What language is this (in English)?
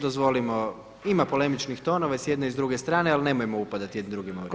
Croatian